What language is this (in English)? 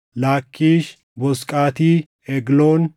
Oromo